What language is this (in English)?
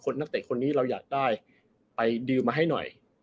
Thai